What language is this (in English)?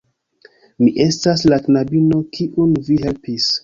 Esperanto